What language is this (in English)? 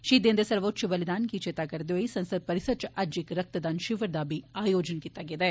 Dogri